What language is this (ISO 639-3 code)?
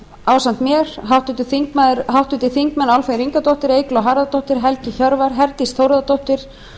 isl